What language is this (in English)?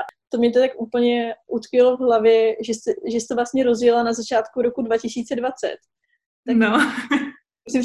Czech